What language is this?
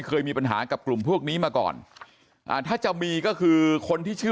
Thai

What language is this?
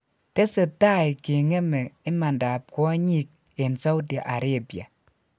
Kalenjin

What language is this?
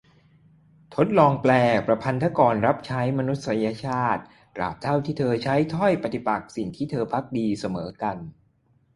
Thai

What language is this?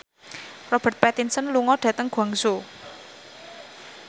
Javanese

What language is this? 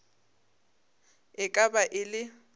Northern Sotho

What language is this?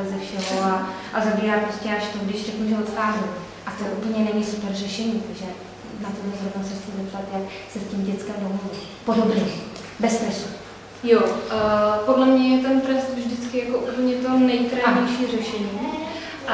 Czech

